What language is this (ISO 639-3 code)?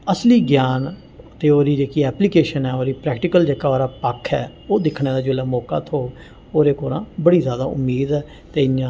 doi